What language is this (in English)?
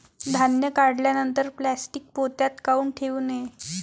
Marathi